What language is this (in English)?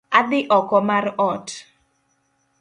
Luo (Kenya and Tanzania)